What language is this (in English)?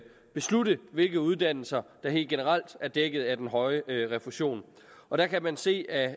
Danish